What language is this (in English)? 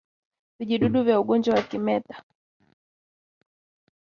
Swahili